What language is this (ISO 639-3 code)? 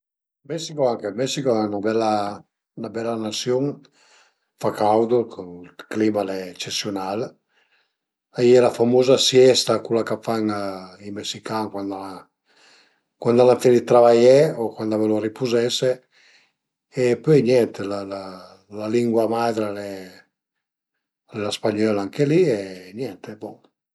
pms